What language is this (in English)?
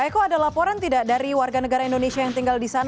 Indonesian